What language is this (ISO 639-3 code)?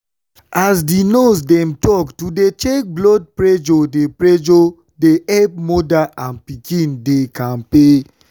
pcm